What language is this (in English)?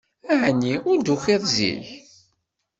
Kabyle